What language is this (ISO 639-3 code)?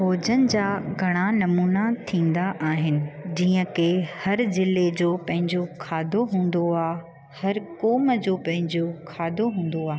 snd